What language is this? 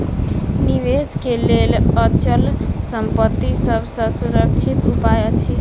Maithili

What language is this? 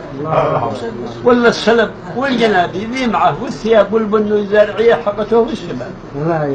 Arabic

